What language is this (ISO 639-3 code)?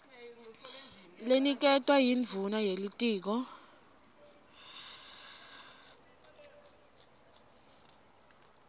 ssw